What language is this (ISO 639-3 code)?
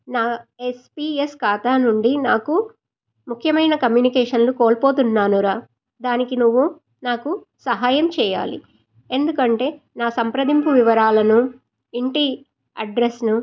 tel